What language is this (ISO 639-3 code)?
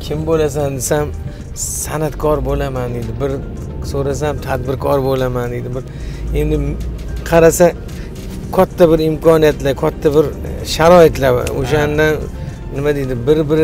tur